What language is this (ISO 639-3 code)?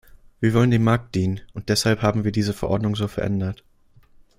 deu